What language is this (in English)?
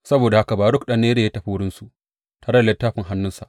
Hausa